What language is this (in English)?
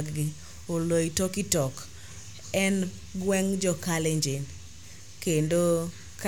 Luo (Kenya and Tanzania)